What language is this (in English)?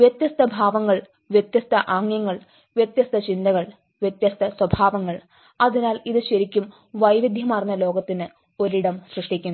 Malayalam